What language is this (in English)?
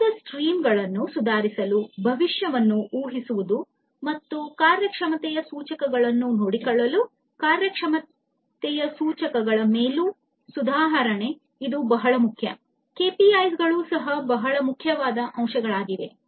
Kannada